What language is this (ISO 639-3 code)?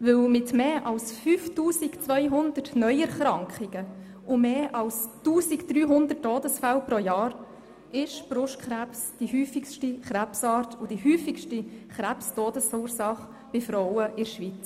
gsw